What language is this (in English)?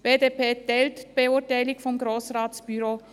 Swiss German